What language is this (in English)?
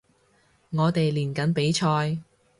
Cantonese